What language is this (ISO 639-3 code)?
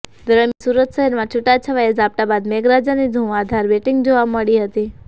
guj